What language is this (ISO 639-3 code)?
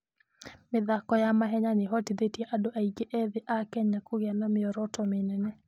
kik